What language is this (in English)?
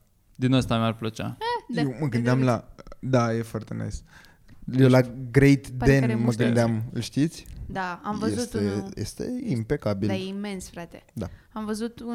Romanian